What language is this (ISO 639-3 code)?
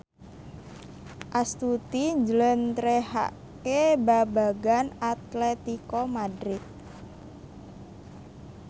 jav